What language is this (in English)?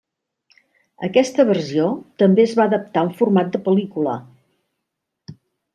Catalan